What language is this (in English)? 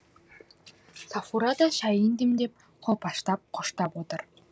Kazakh